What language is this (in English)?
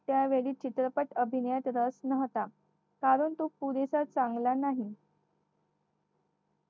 Marathi